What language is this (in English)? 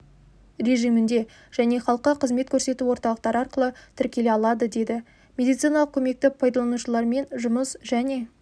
Kazakh